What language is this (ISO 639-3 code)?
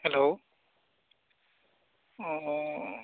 brx